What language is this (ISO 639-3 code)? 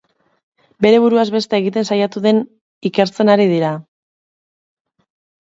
eus